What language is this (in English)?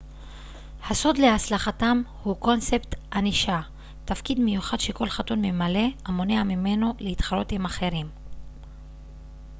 Hebrew